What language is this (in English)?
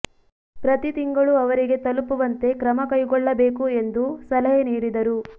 Kannada